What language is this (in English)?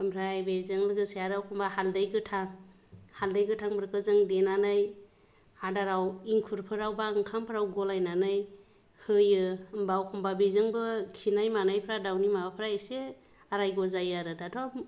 Bodo